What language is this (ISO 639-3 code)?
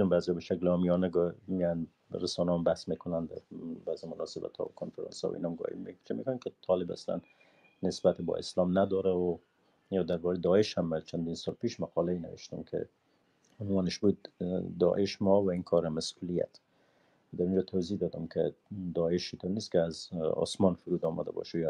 fas